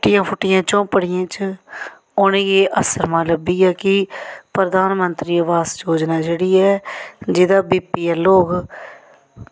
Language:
Dogri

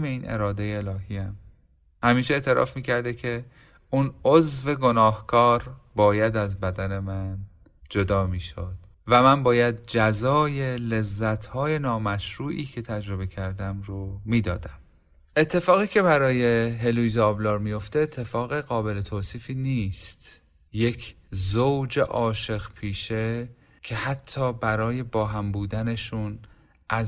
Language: Persian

